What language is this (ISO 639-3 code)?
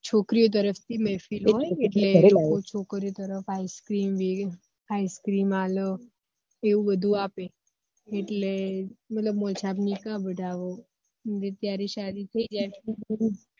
guj